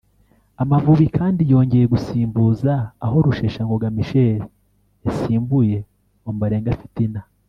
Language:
Kinyarwanda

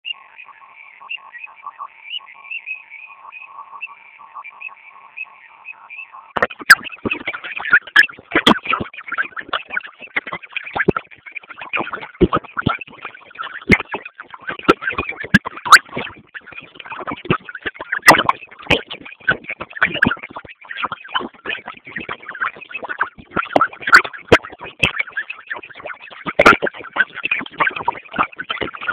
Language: Swahili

